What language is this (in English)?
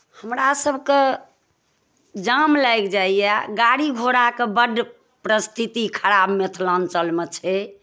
Maithili